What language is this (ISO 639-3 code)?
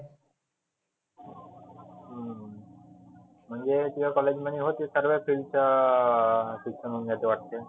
mar